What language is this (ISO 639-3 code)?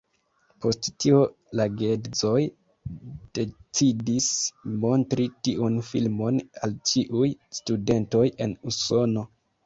epo